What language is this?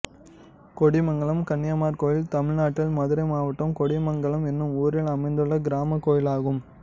Tamil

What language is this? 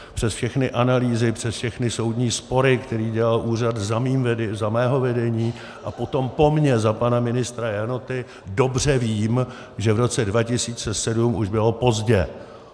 Czech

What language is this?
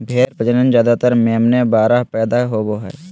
Magahi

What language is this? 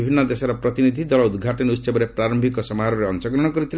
Odia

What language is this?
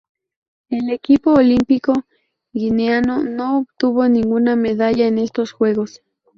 Spanish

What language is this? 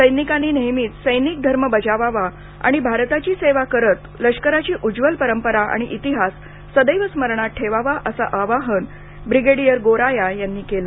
Marathi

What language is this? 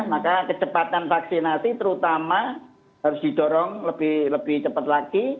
Indonesian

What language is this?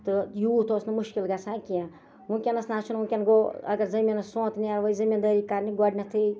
Kashmiri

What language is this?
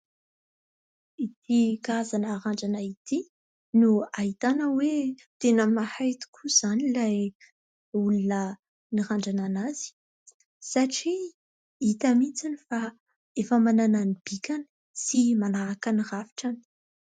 Malagasy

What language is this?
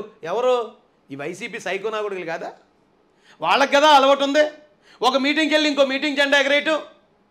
Telugu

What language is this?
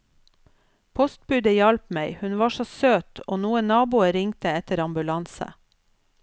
Norwegian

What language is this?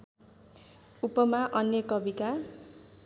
Nepali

